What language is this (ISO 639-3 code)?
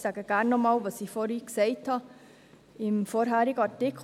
gsw